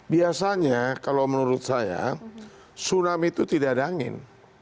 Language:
Indonesian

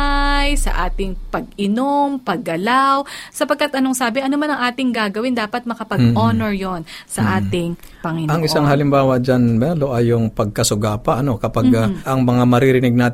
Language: Filipino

